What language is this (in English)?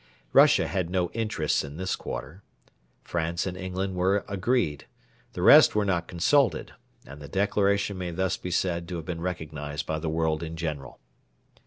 English